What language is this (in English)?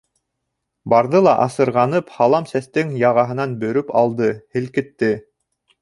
Bashkir